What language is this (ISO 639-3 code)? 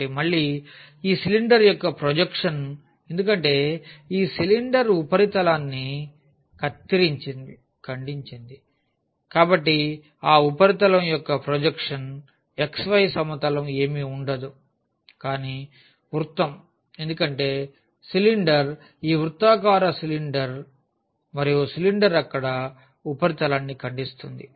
tel